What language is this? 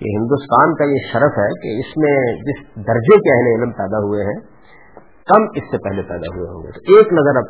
Urdu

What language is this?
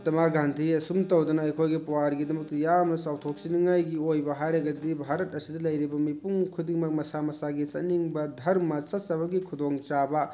Manipuri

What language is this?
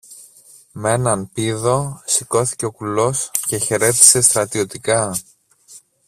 Greek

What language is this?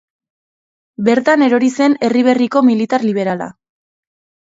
Basque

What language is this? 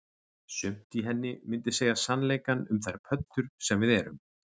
Icelandic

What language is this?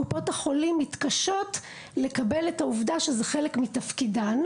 Hebrew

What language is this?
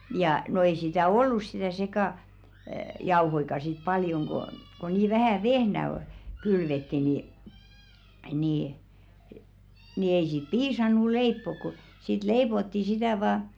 Finnish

